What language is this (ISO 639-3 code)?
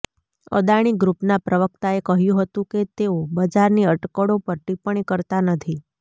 guj